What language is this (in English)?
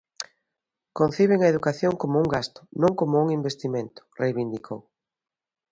Galician